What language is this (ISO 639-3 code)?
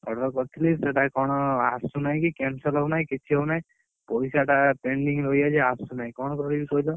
ori